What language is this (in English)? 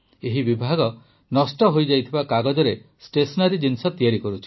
Odia